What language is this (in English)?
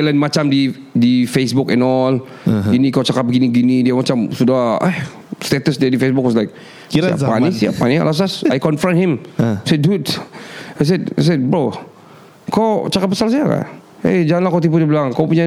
Malay